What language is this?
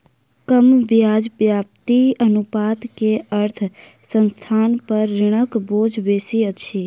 Maithili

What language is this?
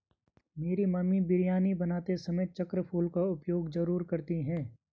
Hindi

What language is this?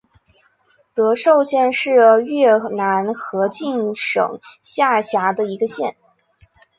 Chinese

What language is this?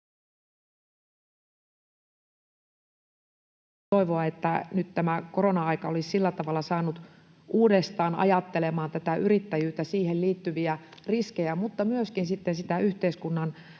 Finnish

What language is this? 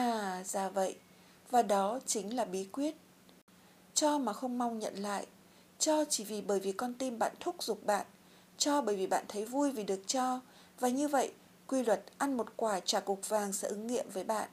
Vietnamese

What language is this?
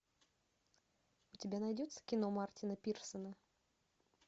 Russian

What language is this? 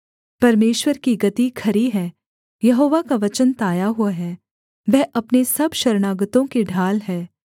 Hindi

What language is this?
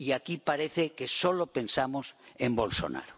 Spanish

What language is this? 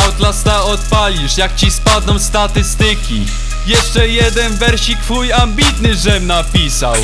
Polish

